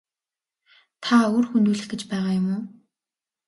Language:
Mongolian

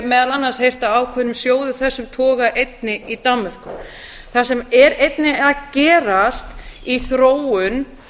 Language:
Icelandic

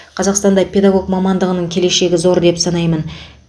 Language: Kazakh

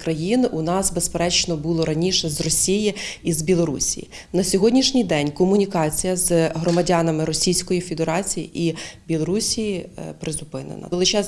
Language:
Ukrainian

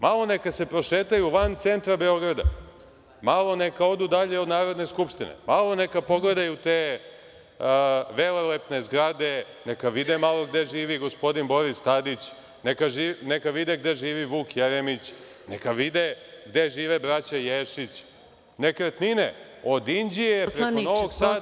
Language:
Serbian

